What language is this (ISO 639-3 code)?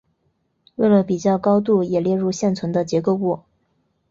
zho